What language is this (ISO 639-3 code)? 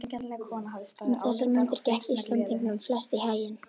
isl